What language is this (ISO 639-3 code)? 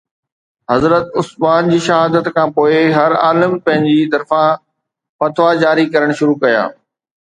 snd